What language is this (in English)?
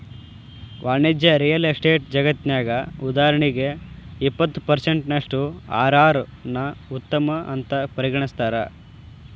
Kannada